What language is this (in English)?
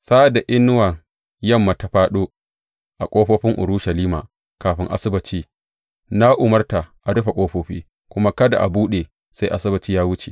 Hausa